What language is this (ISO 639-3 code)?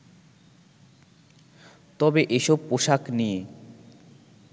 ben